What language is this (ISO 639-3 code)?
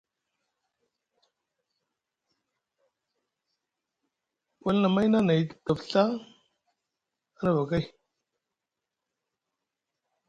mug